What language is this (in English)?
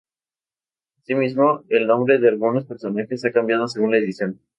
Spanish